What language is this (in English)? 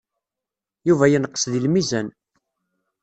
Kabyle